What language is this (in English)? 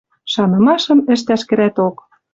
Western Mari